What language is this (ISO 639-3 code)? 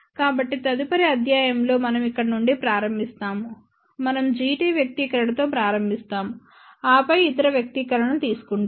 tel